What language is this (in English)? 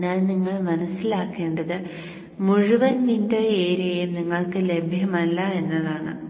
Malayalam